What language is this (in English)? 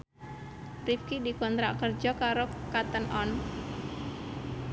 Javanese